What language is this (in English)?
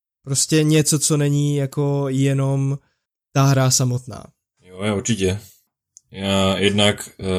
Czech